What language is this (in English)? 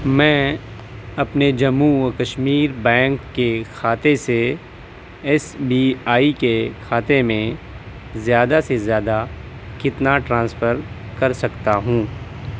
Urdu